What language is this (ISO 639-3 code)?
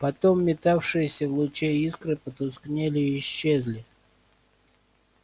rus